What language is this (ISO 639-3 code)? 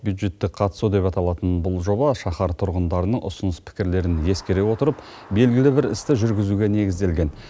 kaz